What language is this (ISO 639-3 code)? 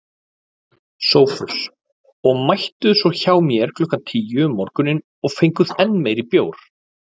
isl